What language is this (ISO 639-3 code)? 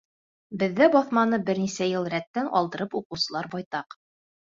bak